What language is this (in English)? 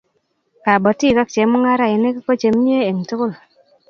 Kalenjin